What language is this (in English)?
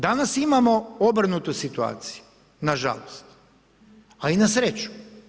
Croatian